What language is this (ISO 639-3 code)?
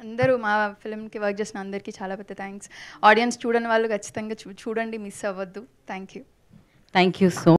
tel